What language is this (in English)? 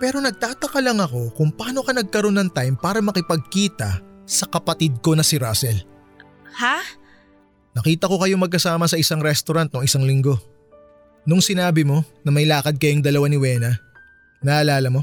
Filipino